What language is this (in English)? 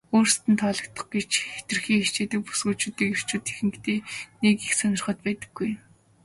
Mongolian